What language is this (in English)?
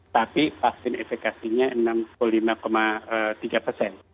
Indonesian